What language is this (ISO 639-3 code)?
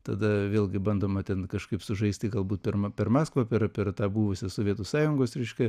lit